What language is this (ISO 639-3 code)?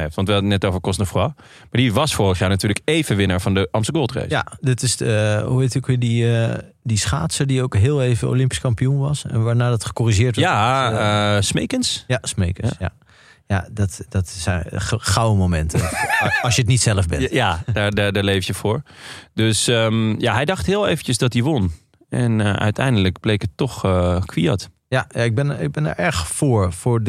nld